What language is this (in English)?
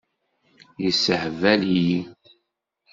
Kabyle